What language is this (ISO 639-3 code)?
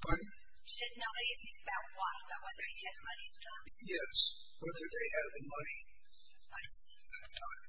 eng